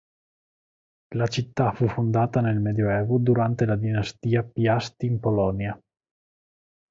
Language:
Italian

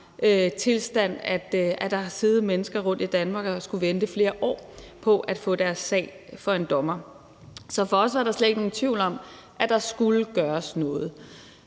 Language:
Danish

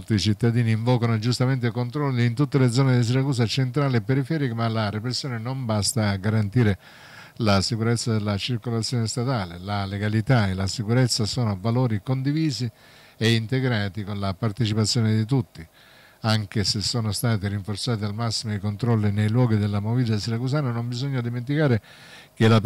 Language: Italian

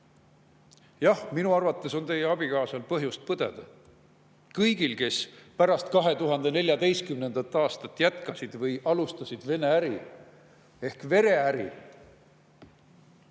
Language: Estonian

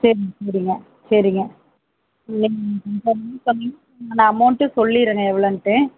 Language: Tamil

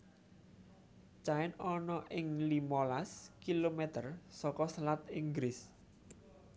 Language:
Javanese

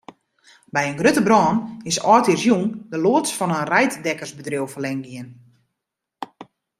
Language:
Western Frisian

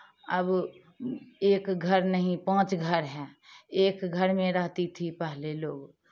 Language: Hindi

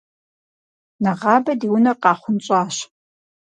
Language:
Kabardian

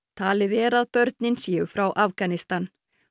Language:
Icelandic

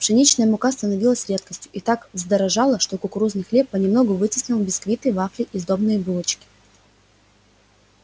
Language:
Russian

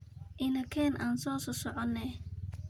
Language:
Somali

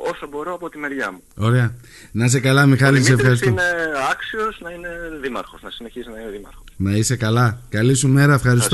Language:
Greek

